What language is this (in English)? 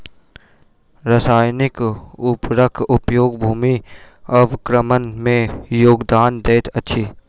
Maithili